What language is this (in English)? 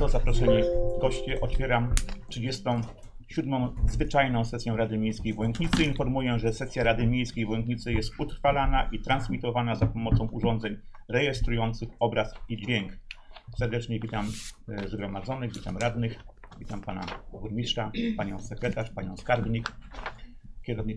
Polish